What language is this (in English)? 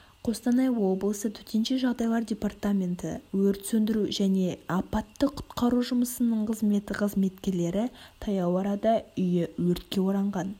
Kazakh